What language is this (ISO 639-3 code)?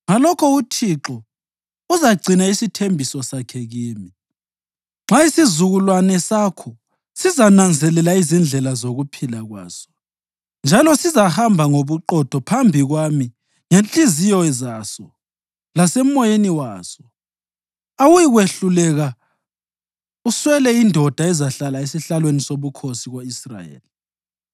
nde